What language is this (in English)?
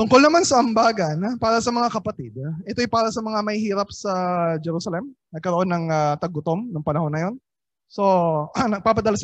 Filipino